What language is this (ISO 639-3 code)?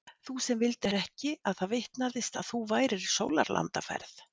isl